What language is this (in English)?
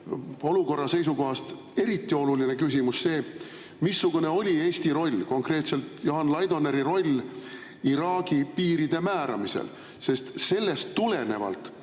Estonian